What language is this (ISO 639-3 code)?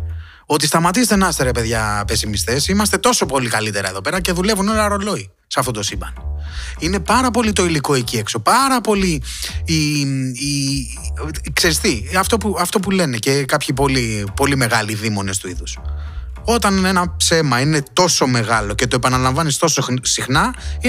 ell